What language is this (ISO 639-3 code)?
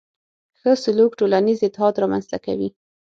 pus